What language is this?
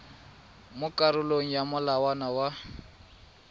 Tswana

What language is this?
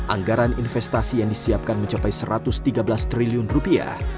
Indonesian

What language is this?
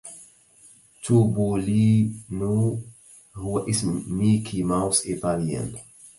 Arabic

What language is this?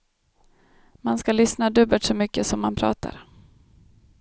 Swedish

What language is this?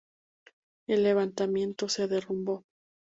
Spanish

